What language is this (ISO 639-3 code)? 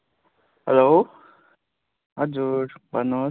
nep